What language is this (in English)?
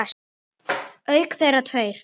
Icelandic